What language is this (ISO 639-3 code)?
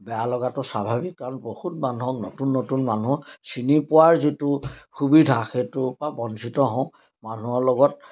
asm